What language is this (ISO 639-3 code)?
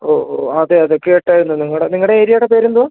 mal